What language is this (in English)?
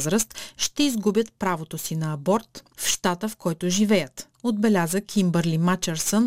Bulgarian